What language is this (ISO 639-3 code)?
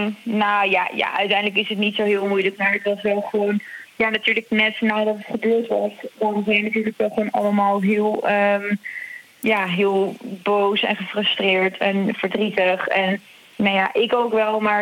nld